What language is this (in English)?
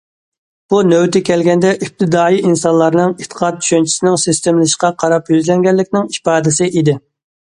Uyghur